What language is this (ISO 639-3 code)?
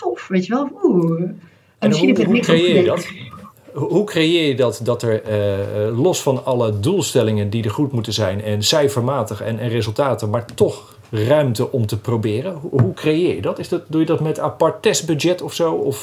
nld